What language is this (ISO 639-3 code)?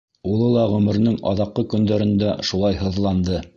bak